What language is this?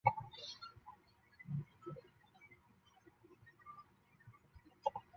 Chinese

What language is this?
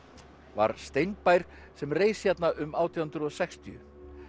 Icelandic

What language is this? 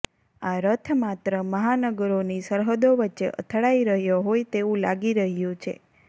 Gujarati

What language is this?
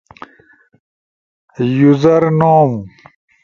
Ushojo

